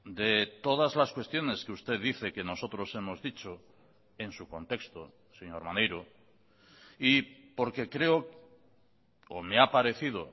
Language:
Spanish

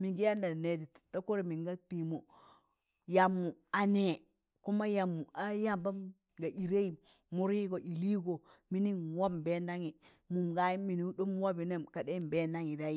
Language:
Tangale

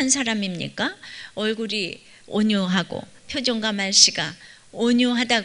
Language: Korean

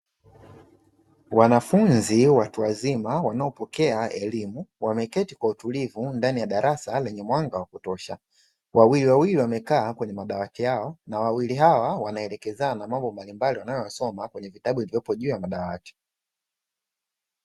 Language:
Swahili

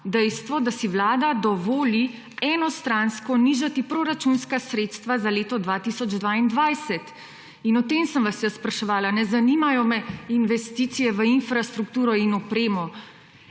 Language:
Slovenian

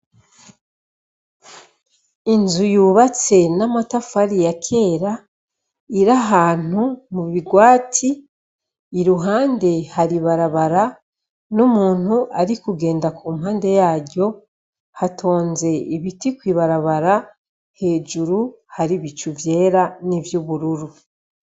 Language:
Rundi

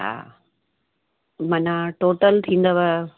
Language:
Sindhi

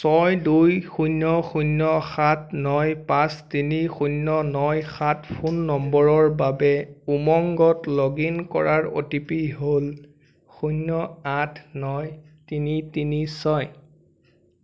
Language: Assamese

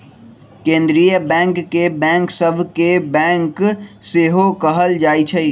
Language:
Magahi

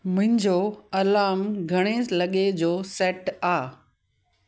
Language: Sindhi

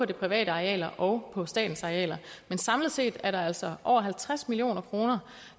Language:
Danish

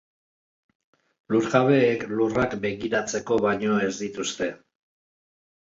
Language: Basque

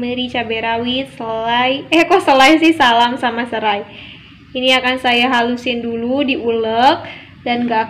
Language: Indonesian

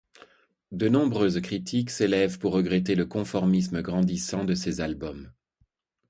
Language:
French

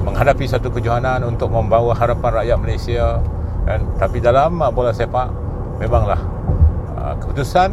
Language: Malay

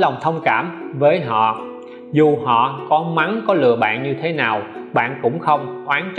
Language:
Vietnamese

